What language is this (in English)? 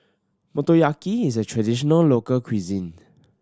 English